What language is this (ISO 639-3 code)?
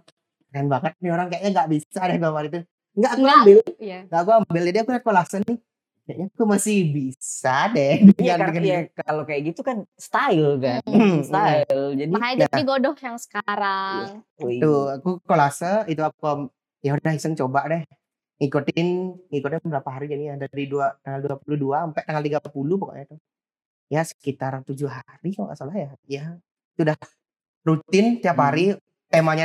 ind